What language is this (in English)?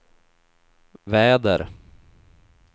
Swedish